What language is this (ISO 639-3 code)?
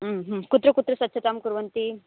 san